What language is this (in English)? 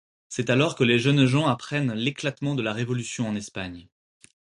French